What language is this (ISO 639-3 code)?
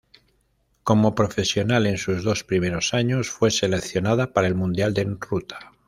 spa